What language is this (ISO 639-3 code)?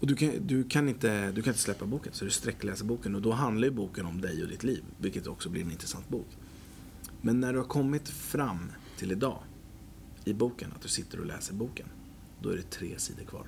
swe